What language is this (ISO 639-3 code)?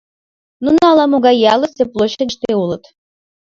chm